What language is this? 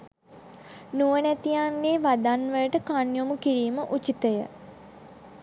Sinhala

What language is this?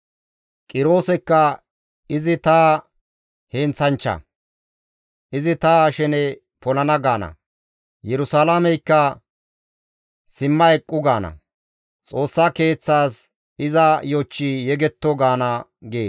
Gamo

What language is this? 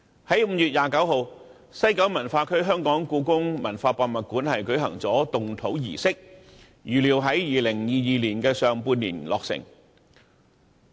Cantonese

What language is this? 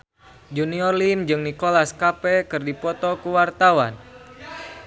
Sundanese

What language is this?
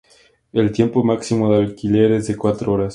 Spanish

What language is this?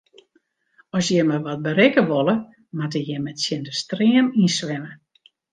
Western Frisian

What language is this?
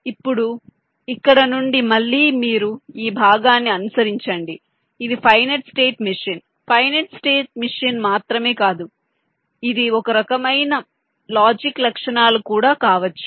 Telugu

